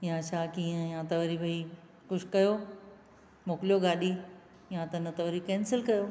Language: Sindhi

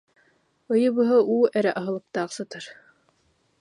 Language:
Yakut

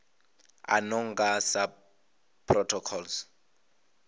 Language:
Venda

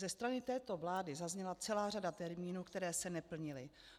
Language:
Czech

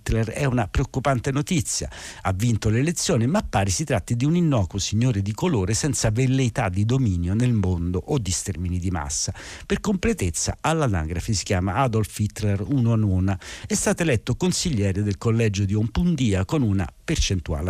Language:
Italian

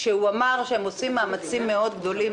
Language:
Hebrew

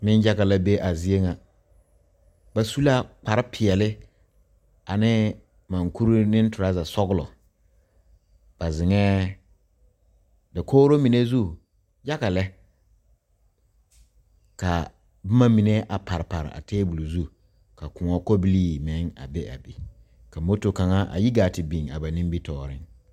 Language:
Southern Dagaare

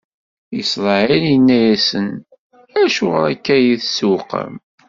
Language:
Kabyle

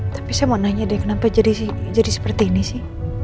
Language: Indonesian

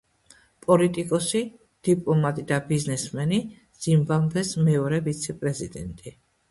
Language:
Georgian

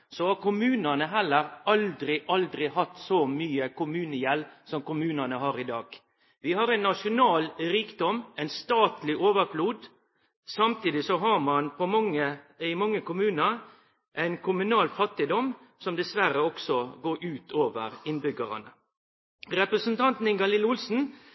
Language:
Norwegian Nynorsk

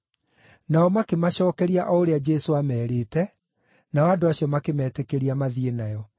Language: Kikuyu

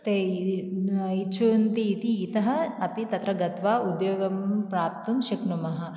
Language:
Sanskrit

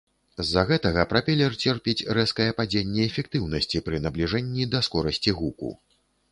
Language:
Belarusian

